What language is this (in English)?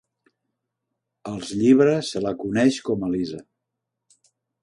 Catalan